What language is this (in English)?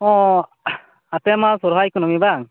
Santali